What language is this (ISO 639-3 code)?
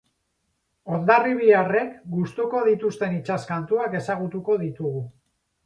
eus